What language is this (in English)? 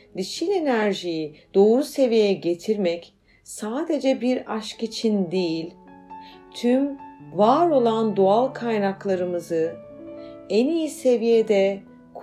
Turkish